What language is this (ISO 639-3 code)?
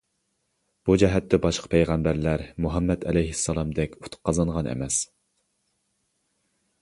uig